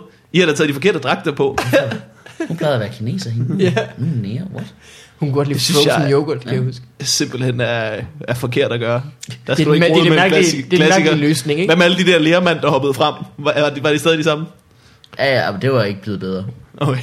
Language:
Danish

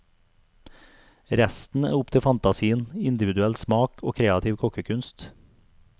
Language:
Norwegian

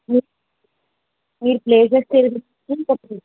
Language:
Telugu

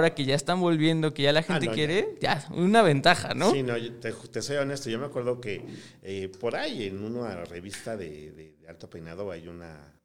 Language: Spanish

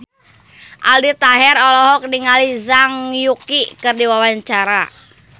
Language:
Sundanese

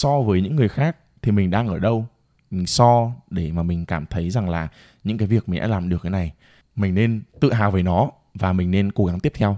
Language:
Vietnamese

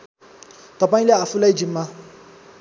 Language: Nepali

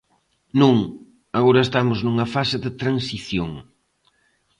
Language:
Galician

